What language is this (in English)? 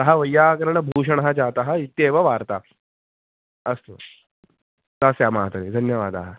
Sanskrit